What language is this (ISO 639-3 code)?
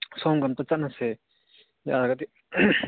mni